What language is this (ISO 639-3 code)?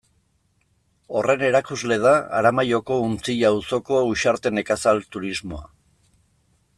eus